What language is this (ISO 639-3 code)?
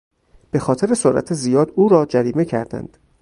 fas